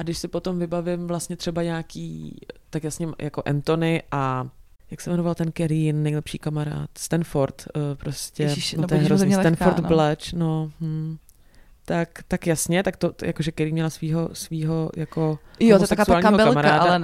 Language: Czech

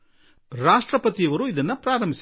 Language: Kannada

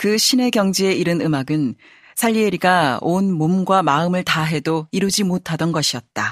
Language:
Korean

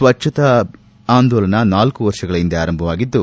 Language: Kannada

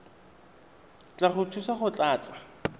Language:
Tswana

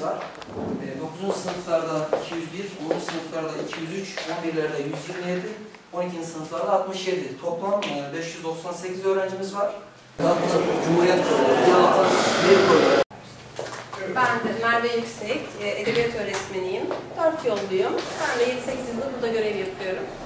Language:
Turkish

